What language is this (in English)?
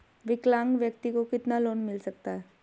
Hindi